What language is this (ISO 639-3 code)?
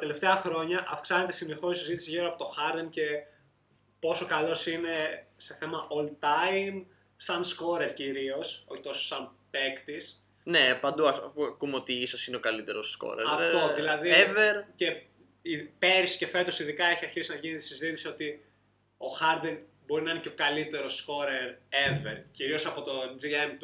ell